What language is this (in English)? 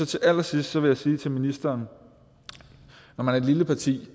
Danish